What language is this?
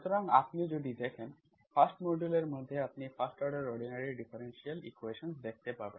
Bangla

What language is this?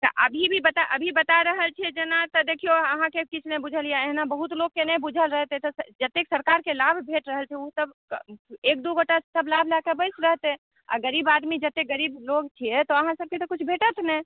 Maithili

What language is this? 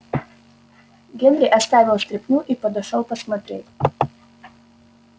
Russian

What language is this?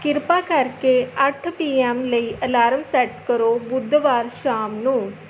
Punjabi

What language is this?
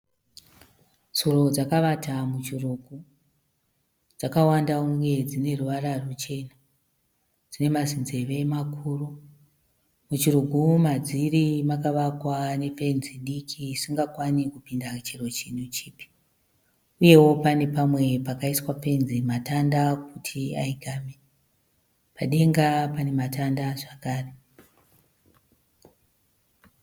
Shona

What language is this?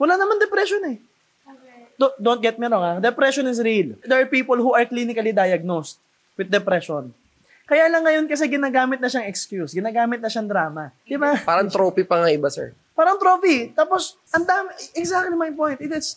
Filipino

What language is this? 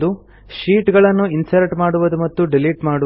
Kannada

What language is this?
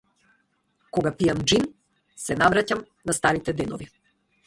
Macedonian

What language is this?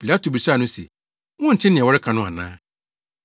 Akan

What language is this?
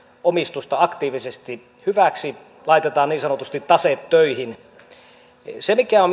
Finnish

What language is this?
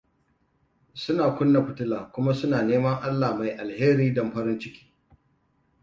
Hausa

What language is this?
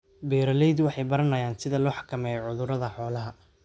Somali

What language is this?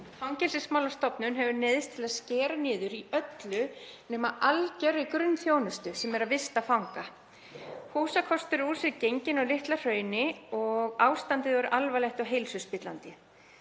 Icelandic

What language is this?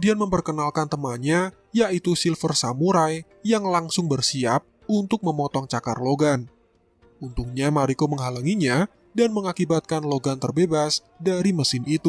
Indonesian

